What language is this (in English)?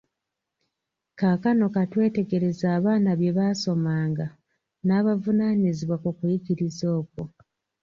Ganda